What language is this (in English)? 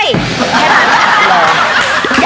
Thai